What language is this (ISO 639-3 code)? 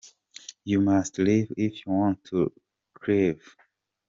kin